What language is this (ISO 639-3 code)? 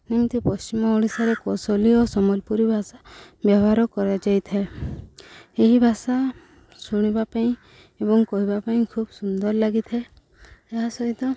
ori